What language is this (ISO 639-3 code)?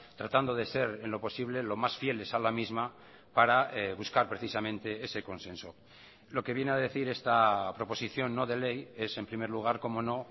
spa